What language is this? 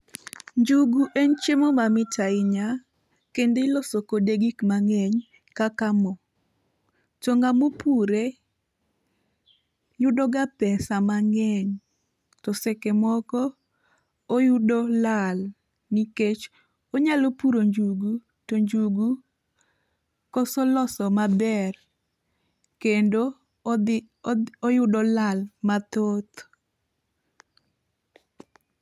Luo (Kenya and Tanzania)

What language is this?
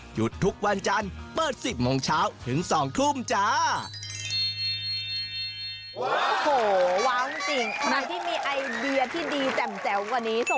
Thai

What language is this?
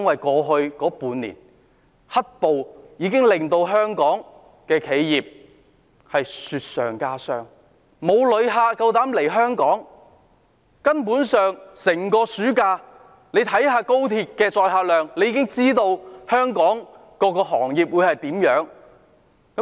Cantonese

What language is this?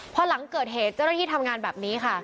Thai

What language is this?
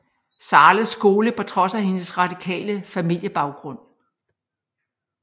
Danish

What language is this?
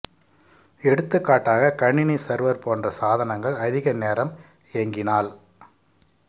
Tamil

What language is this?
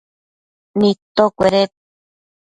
Matsés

